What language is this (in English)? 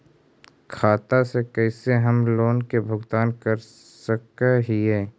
Magahi